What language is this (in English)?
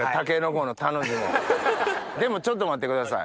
Japanese